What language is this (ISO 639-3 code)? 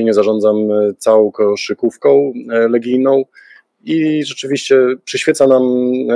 pol